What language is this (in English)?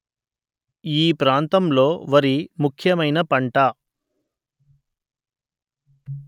Telugu